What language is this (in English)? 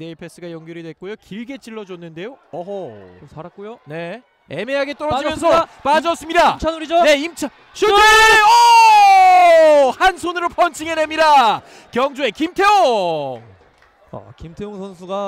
Korean